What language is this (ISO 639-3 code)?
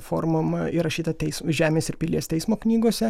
lit